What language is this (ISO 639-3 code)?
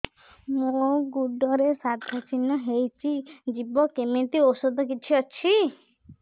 ori